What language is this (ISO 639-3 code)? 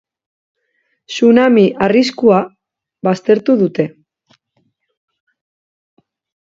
eus